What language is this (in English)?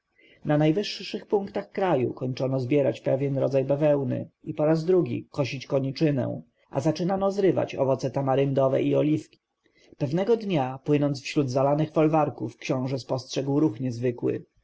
Polish